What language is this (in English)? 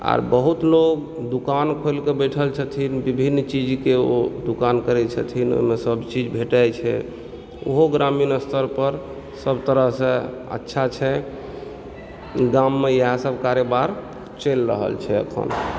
Maithili